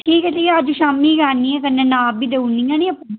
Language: Dogri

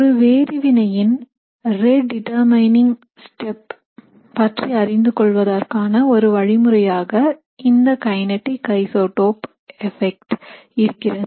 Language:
Tamil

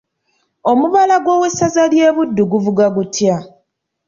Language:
Ganda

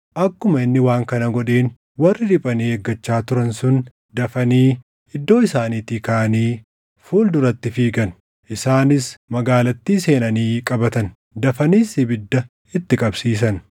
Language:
Oromo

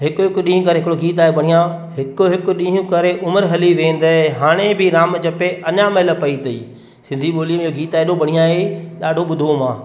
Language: Sindhi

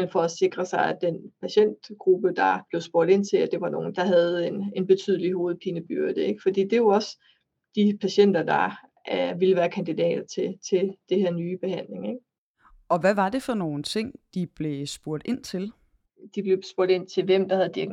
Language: Danish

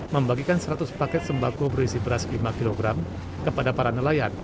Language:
Indonesian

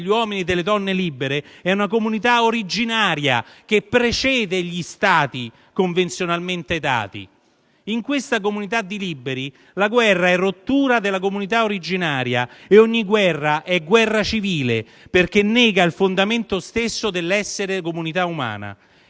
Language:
Italian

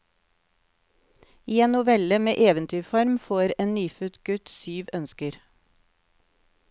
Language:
Norwegian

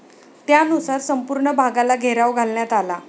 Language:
Marathi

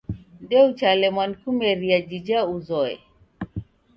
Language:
Taita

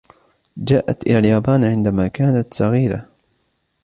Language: Arabic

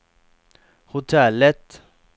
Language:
Swedish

